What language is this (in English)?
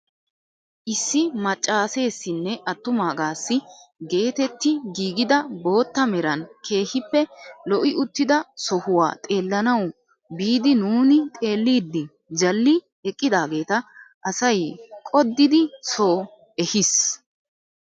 Wolaytta